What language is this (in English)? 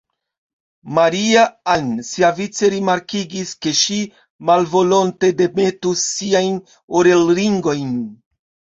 Esperanto